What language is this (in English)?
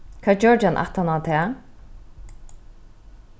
Faroese